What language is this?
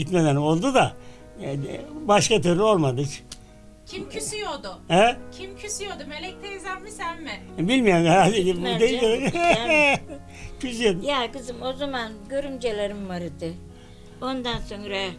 Turkish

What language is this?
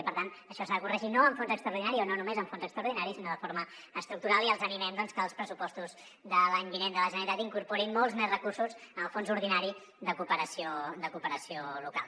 Catalan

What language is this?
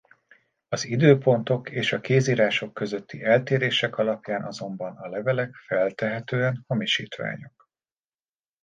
Hungarian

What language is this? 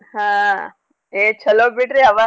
Kannada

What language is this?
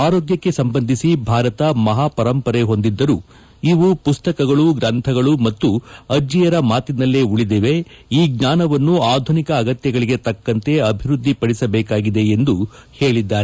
Kannada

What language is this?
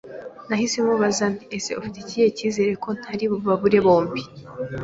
Kinyarwanda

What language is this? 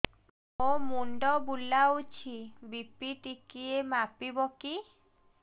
Odia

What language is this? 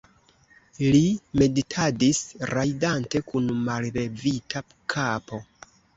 Esperanto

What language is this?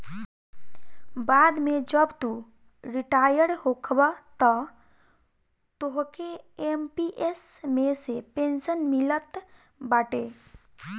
Bhojpuri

